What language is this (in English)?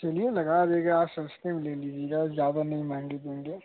Hindi